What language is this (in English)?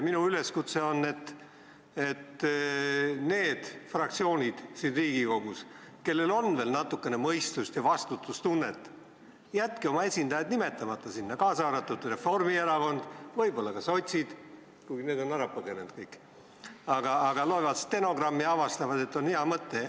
Estonian